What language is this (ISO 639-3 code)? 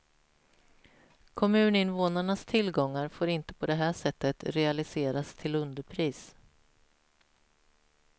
swe